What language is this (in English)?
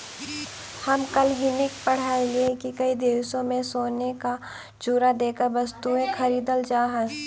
Magahi